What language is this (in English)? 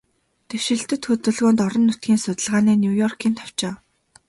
Mongolian